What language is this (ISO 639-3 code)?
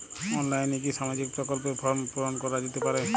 ben